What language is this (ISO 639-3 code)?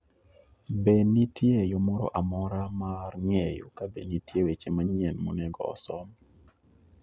luo